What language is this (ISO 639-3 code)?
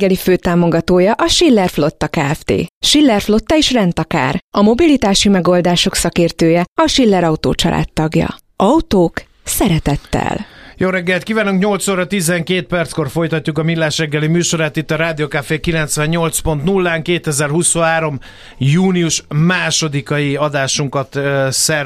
hun